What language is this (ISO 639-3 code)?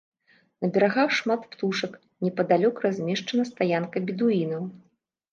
bel